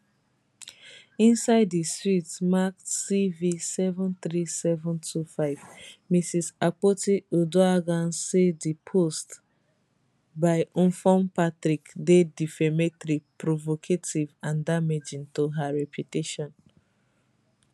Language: Nigerian Pidgin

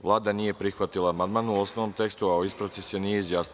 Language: Serbian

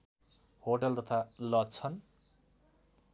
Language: Nepali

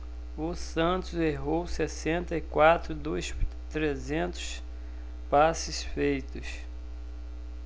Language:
Portuguese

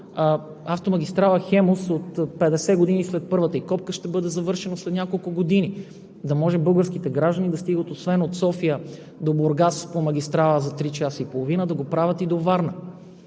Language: Bulgarian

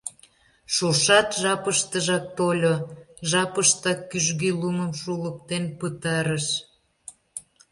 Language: Mari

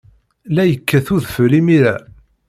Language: Kabyle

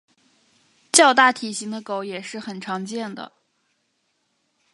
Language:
Chinese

